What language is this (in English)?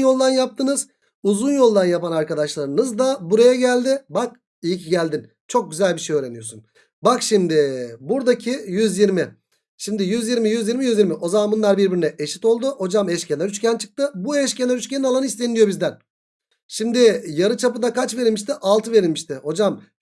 Turkish